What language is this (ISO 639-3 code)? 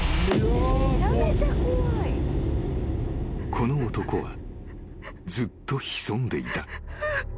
jpn